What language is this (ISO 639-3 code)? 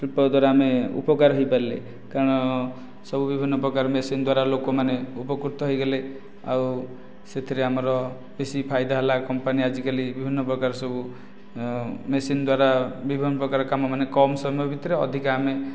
ori